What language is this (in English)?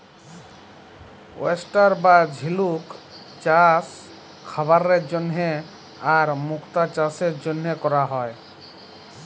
Bangla